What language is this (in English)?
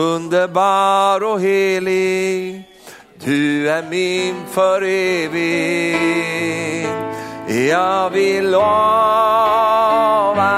Swedish